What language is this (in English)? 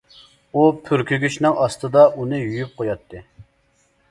Uyghur